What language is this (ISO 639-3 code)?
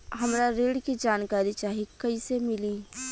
bho